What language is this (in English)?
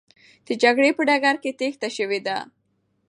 Pashto